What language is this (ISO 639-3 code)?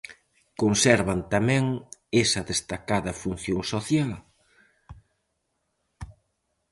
glg